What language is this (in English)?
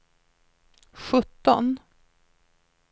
Swedish